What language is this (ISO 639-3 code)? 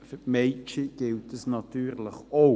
gsw